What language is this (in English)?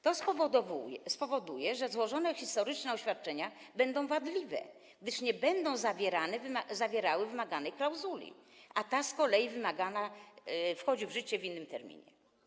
Polish